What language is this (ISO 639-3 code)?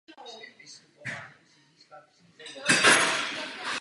ces